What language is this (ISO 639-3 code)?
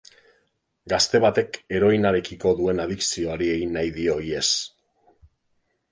eus